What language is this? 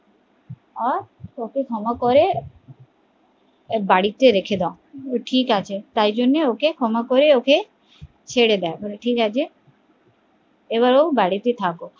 Bangla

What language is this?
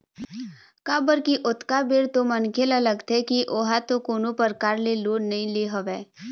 Chhattisgarhi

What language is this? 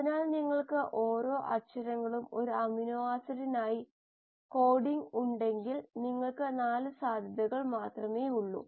Malayalam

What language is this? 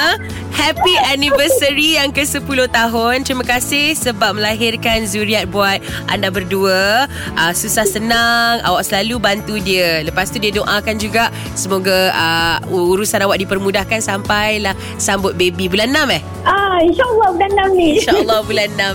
Malay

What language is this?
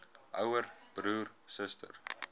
Afrikaans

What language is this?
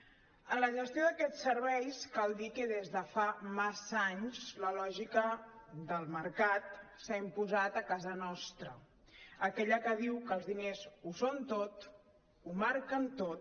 Catalan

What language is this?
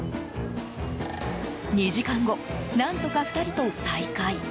Japanese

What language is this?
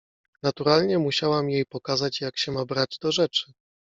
Polish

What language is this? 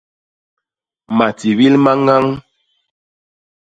Basaa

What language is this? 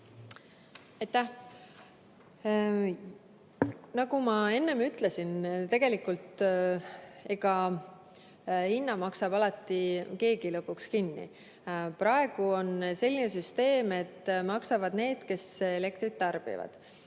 Estonian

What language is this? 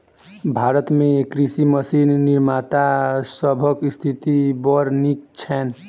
Maithili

